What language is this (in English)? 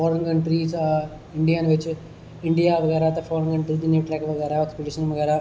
Dogri